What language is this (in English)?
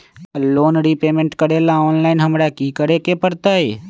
Magahi